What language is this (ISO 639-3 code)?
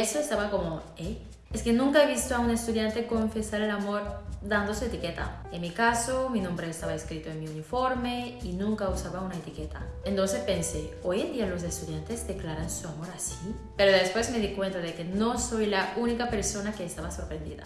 spa